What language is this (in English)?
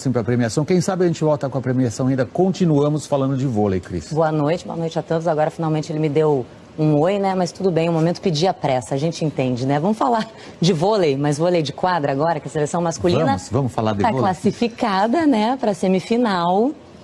Portuguese